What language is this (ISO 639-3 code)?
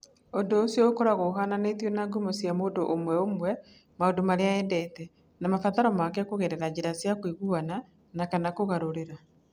kik